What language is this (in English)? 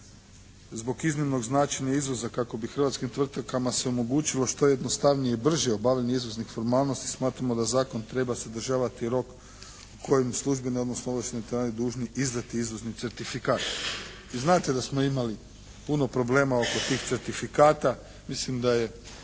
Croatian